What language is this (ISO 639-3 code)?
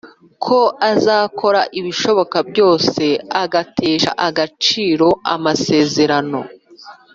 kin